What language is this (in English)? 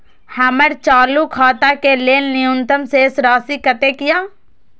Maithili